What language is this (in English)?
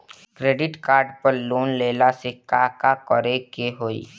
Bhojpuri